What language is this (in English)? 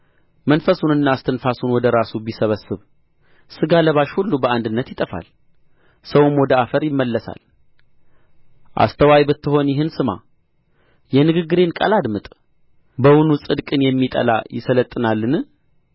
Amharic